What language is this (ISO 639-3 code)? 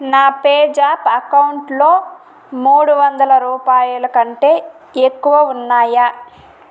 tel